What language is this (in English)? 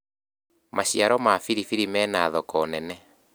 Kikuyu